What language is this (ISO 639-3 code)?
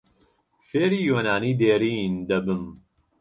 ckb